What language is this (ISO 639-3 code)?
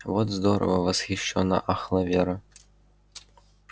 rus